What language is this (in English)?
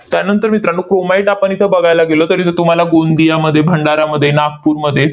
Marathi